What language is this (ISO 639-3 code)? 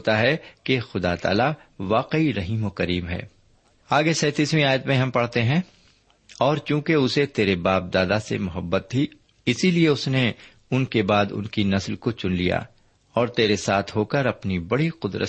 urd